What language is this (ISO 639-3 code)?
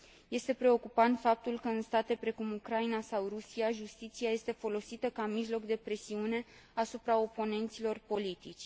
ron